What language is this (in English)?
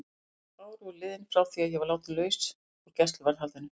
Icelandic